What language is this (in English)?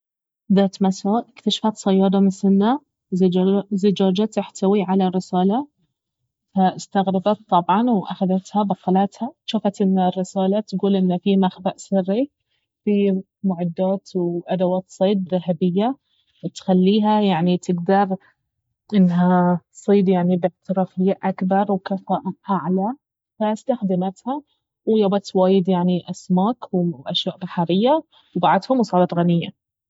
Baharna Arabic